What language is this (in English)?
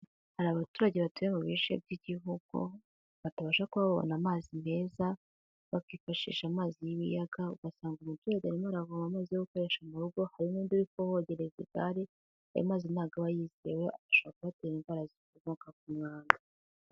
Kinyarwanda